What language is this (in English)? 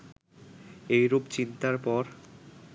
Bangla